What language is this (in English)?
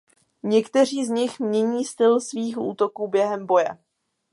Czech